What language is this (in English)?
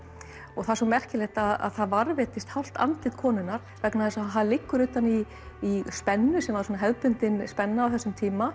Icelandic